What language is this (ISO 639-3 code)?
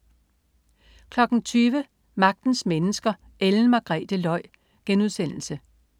dan